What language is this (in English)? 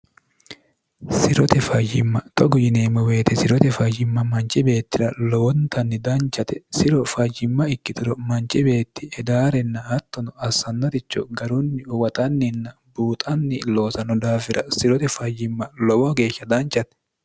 Sidamo